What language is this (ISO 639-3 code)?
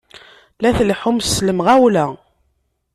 kab